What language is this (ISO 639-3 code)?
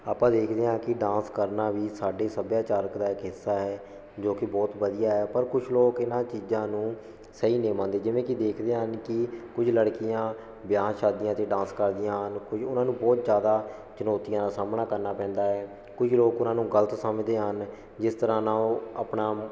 pan